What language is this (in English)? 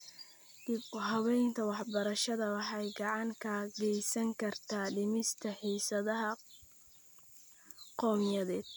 Somali